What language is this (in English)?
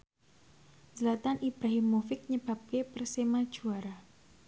Javanese